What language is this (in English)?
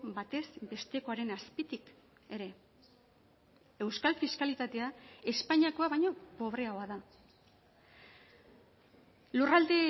Basque